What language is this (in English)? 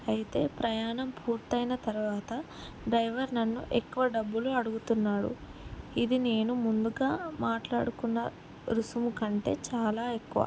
Telugu